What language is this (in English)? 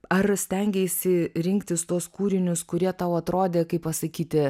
Lithuanian